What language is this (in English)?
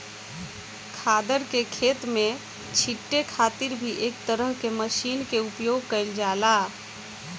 Bhojpuri